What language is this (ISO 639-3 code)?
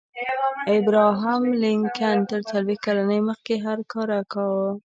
pus